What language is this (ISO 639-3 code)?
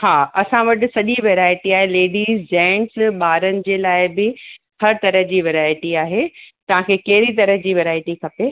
snd